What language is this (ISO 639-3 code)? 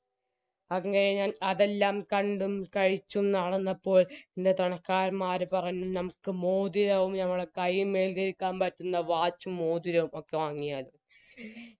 mal